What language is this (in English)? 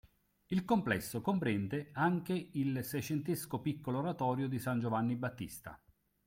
Italian